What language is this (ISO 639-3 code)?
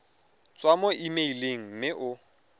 tsn